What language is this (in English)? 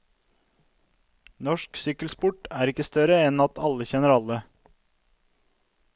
Norwegian